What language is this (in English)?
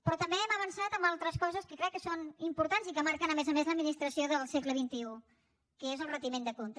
Catalan